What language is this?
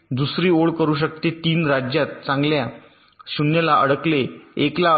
Marathi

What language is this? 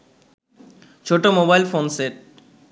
Bangla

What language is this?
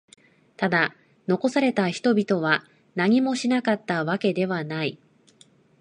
Japanese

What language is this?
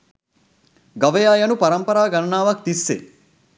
Sinhala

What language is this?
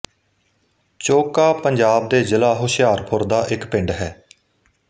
Punjabi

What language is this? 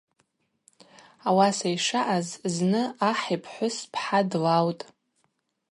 Abaza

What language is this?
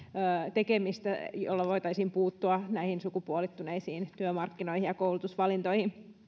Finnish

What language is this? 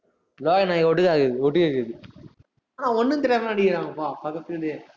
Tamil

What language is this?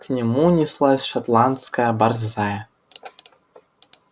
Russian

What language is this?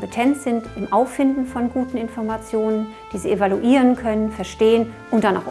German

